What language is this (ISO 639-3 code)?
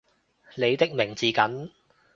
yue